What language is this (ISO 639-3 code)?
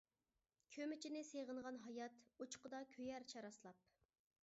uig